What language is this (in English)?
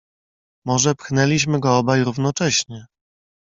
Polish